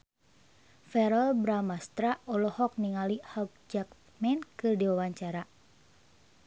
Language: Sundanese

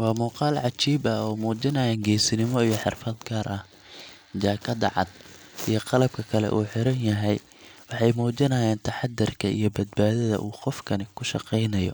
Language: Somali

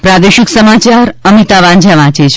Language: Gujarati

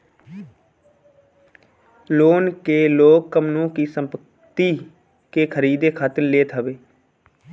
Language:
Bhojpuri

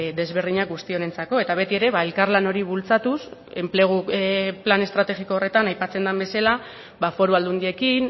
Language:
Basque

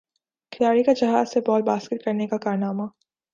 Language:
Urdu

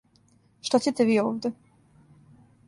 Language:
Serbian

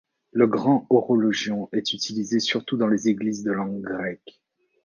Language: French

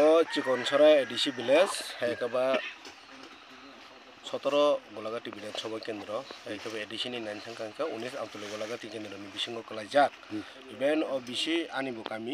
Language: Korean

